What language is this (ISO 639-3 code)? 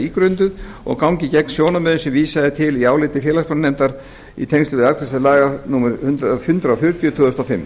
isl